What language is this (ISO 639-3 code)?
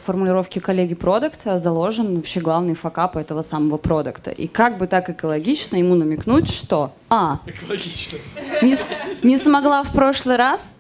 rus